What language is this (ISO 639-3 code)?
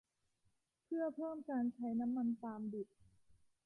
tha